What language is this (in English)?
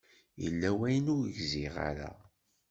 Kabyle